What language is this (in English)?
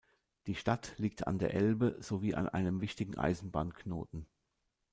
German